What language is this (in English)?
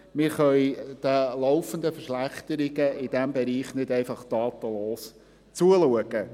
Swiss German